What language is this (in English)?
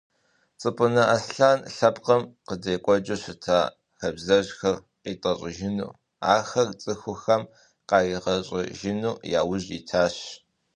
Kabardian